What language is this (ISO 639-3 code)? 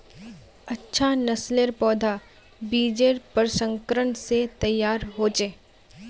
mag